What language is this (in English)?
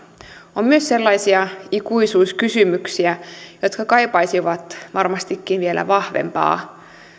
Finnish